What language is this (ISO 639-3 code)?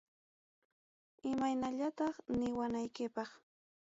quy